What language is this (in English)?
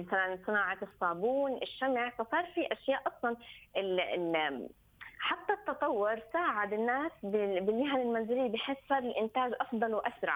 Arabic